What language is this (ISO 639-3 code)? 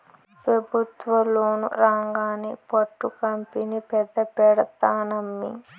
tel